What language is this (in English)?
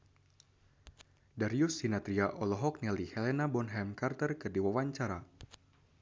Sundanese